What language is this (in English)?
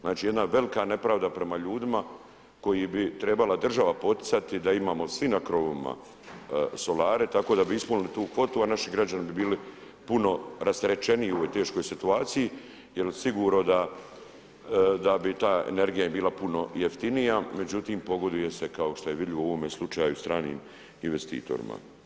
Croatian